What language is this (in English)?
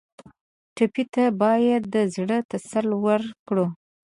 Pashto